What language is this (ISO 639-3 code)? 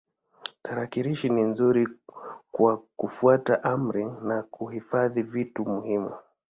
swa